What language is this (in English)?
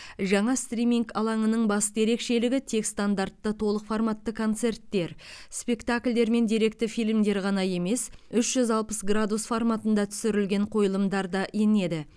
Kazakh